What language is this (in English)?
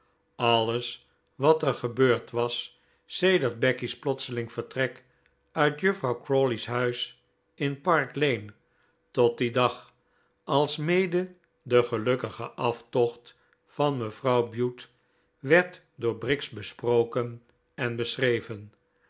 Dutch